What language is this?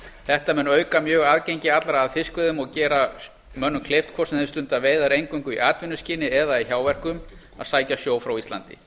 Icelandic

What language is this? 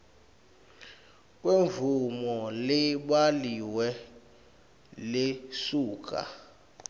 Swati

